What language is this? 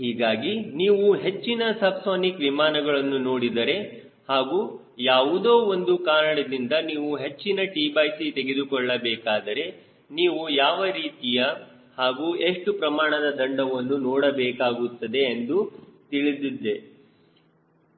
Kannada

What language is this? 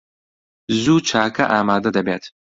Central Kurdish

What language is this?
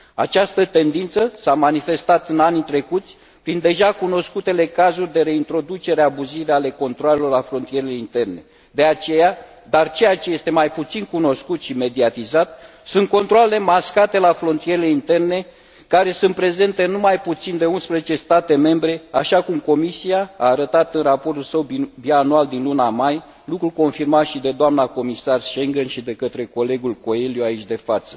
Romanian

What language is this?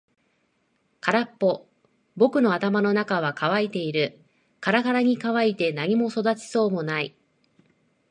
Japanese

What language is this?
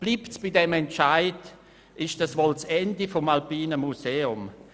Swiss German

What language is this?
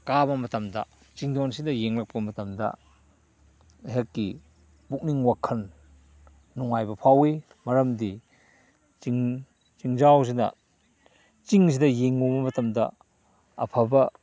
Manipuri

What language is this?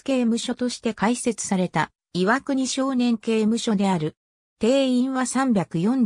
Japanese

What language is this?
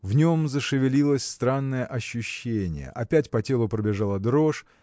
Russian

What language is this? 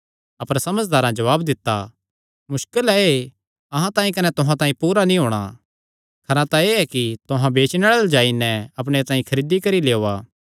Kangri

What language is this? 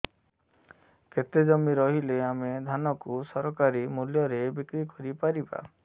Odia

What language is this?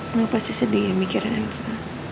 Indonesian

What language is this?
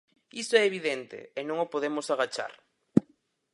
Galician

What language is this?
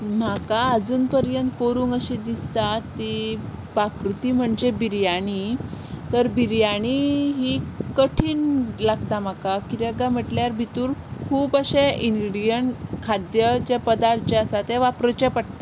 Konkani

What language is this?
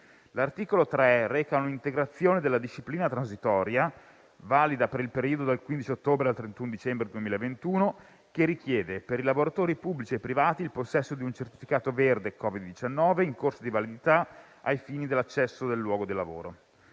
Italian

